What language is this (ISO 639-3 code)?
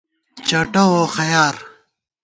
gwt